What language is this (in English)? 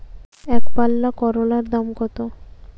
Bangla